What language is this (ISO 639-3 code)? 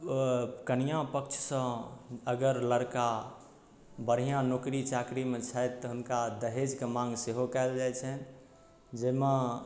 mai